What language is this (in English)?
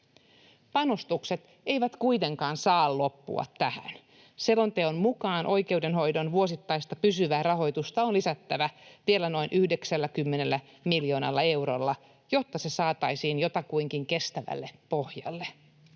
Finnish